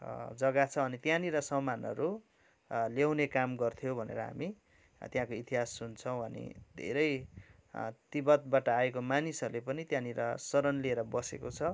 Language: Nepali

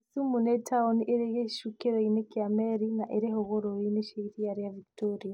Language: Kikuyu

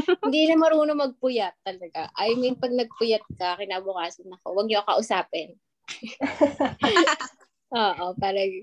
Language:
Filipino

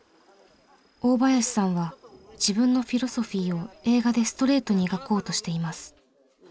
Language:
Japanese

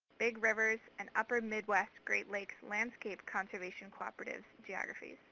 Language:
English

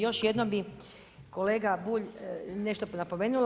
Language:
Croatian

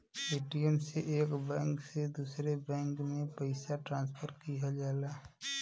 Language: Bhojpuri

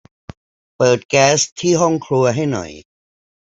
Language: Thai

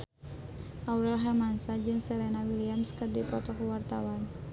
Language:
Sundanese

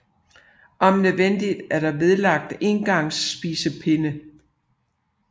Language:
Danish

